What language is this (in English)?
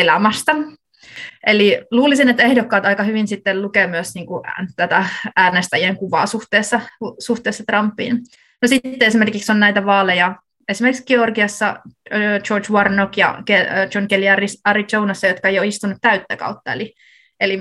Finnish